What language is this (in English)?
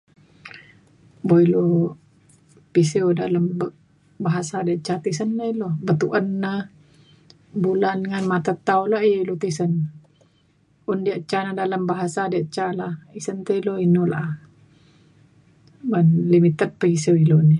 Mainstream Kenyah